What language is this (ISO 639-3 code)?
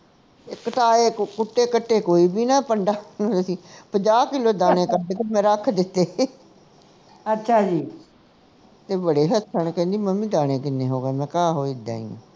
pan